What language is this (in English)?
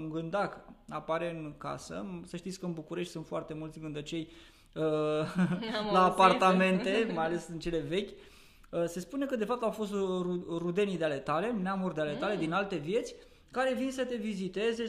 Romanian